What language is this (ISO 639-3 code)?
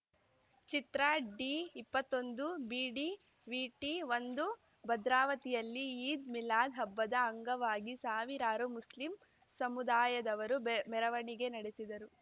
kan